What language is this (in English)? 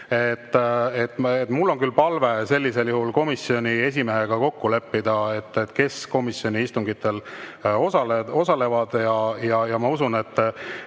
Estonian